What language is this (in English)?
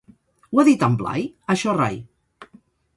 Catalan